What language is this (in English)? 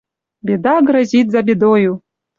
Mari